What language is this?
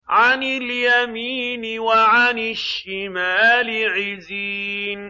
Arabic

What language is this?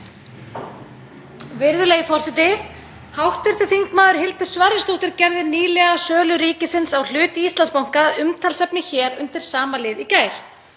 Icelandic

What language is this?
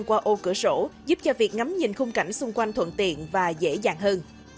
Vietnamese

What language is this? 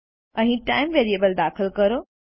Gujarati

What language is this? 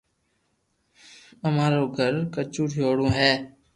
Loarki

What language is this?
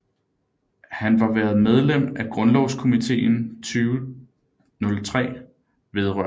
Danish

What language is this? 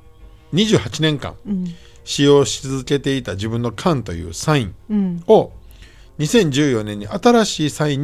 Japanese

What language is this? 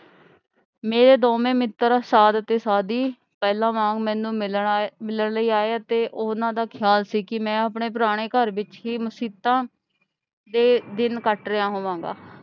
Punjabi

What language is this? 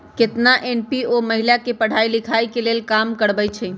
Magahi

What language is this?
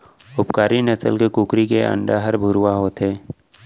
Chhattisgarhi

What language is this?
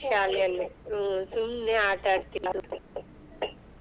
Kannada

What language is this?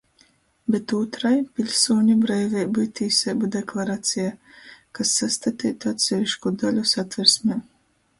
Latgalian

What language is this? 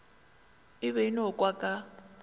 Northern Sotho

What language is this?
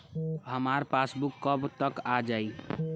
Bhojpuri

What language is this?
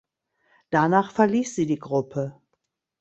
German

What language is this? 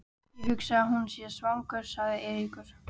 Icelandic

